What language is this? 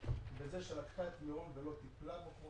Hebrew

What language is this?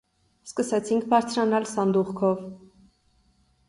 Armenian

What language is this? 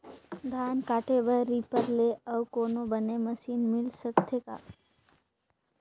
Chhattisgarhi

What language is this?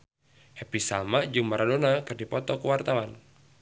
Sundanese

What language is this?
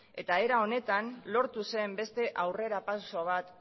Basque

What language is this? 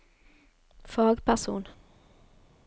Norwegian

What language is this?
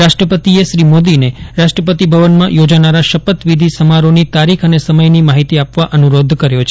Gujarati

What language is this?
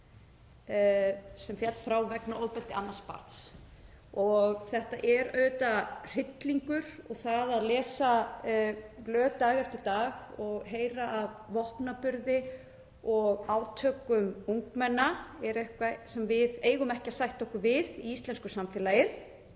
Icelandic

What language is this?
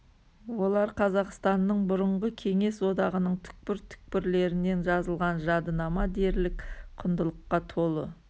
Kazakh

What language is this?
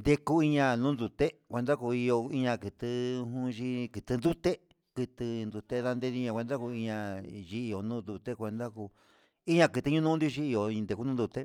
Huitepec Mixtec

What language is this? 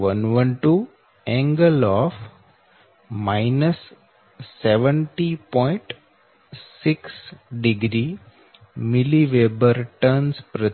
Gujarati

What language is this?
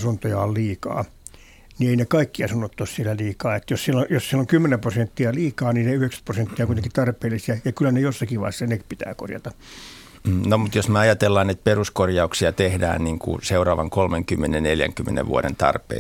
Finnish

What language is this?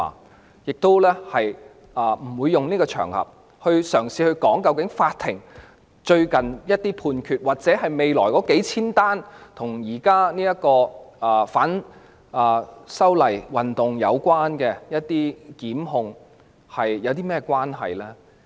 Cantonese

